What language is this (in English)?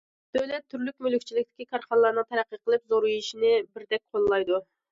Uyghur